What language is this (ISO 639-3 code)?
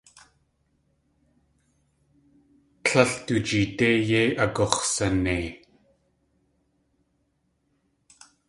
tli